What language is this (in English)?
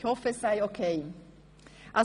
Swiss German